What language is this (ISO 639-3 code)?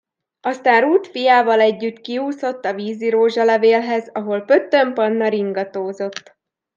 hun